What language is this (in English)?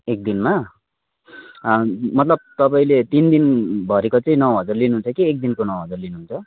Nepali